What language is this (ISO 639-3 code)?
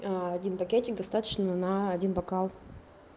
rus